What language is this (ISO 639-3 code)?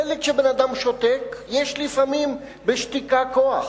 heb